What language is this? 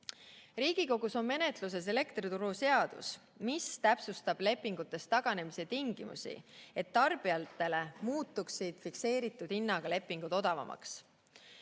Estonian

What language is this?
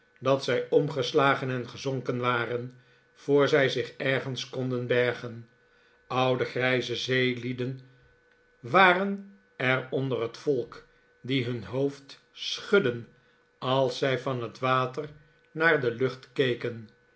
Dutch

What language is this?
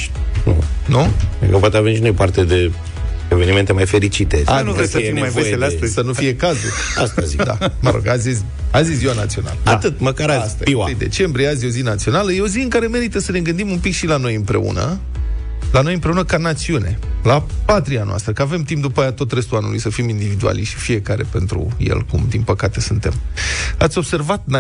Romanian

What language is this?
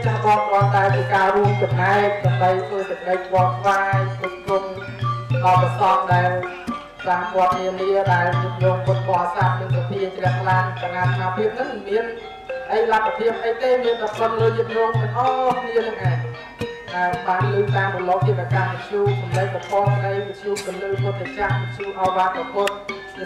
Thai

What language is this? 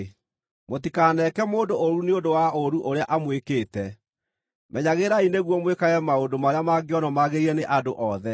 Kikuyu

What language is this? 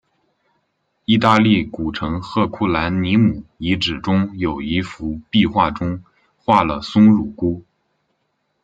Chinese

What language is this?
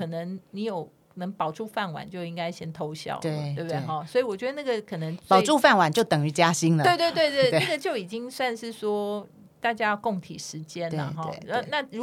Chinese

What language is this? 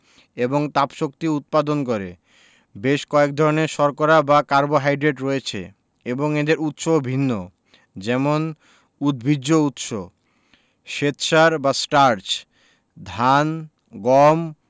Bangla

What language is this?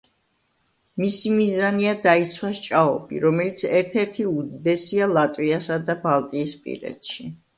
Georgian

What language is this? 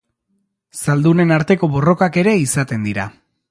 Basque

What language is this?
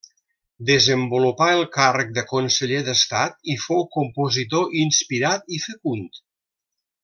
Catalan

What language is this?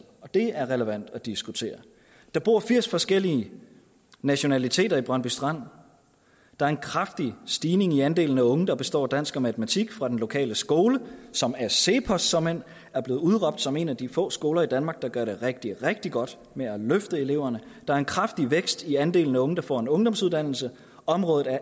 Danish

